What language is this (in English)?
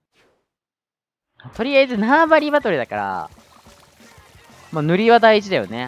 Japanese